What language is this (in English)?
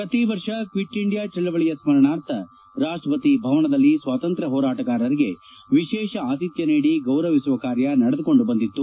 Kannada